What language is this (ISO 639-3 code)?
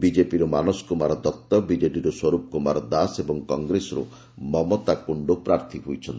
ori